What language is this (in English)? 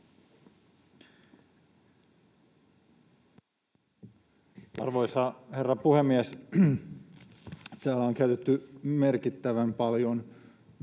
Finnish